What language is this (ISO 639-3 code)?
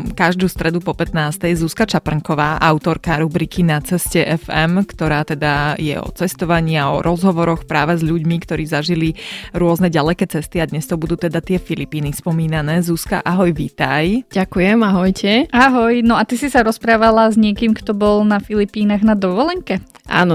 slk